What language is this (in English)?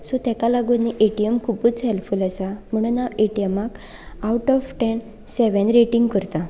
Konkani